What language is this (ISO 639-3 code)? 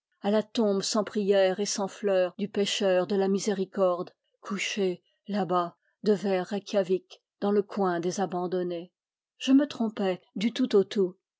fra